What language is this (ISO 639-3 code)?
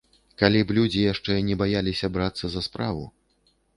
bel